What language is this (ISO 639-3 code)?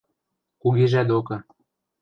mrj